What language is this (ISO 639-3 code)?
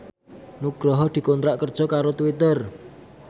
jav